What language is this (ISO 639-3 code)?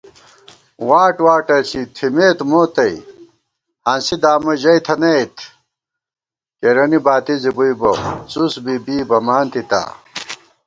gwt